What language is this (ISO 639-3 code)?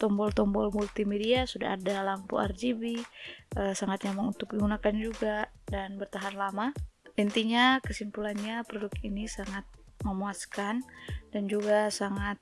ind